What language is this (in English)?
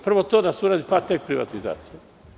Serbian